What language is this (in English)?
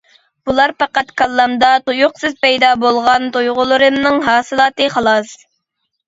Uyghur